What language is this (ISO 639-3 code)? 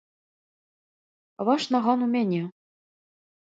bel